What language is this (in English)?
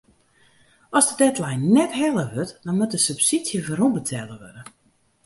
Western Frisian